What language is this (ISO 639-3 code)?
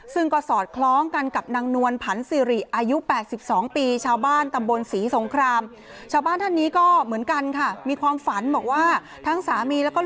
tha